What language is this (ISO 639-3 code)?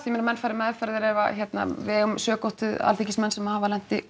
isl